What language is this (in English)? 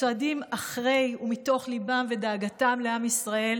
Hebrew